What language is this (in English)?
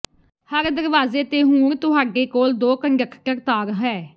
Punjabi